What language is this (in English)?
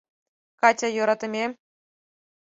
Mari